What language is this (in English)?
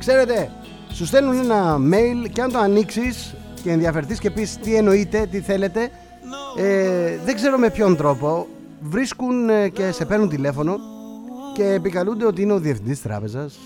Greek